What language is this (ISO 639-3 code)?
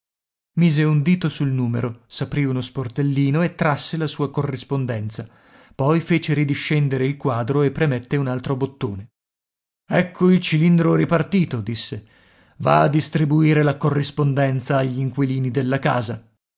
ita